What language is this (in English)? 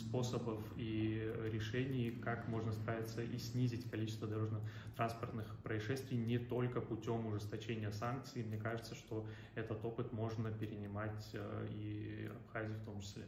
Russian